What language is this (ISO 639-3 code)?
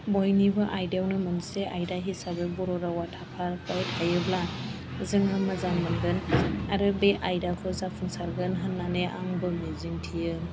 brx